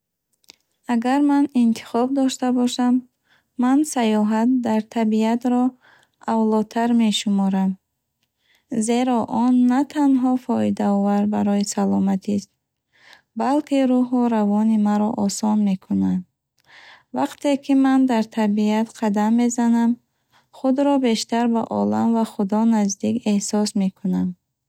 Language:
Bukharic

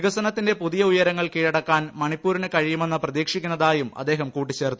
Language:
Malayalam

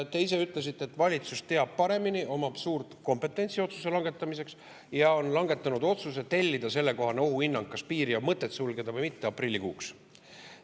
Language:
Estonian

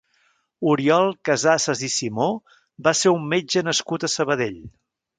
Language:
Catalan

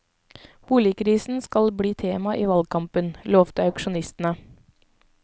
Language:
Norwegian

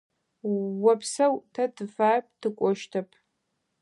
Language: Adyghe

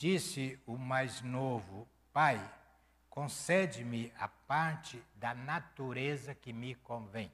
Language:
Portuguese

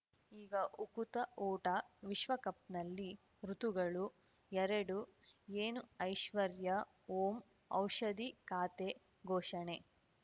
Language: Kannada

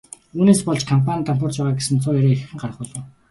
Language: Mongolian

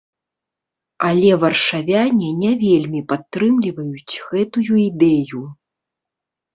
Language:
Belarusian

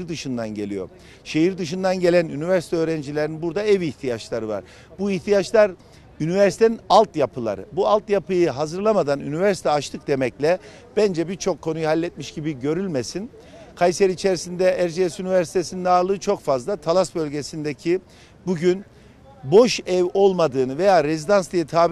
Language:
Turkish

